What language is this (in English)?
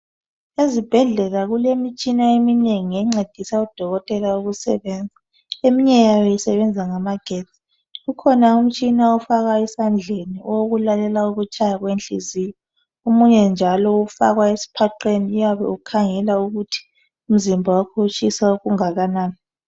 North Ndebele